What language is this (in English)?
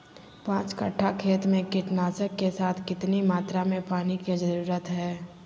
Magahi